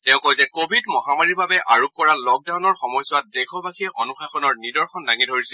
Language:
Assamese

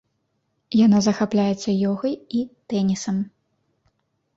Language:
Belarusian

